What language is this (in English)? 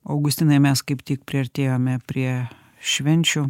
Lithuanian